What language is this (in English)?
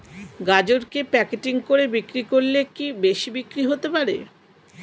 Bangla